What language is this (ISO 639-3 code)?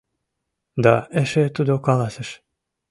chm